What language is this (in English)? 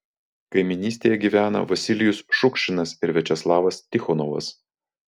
Lithuanian